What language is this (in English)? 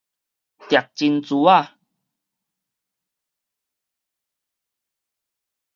Min Nan Chinese